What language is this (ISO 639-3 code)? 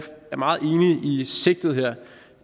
dan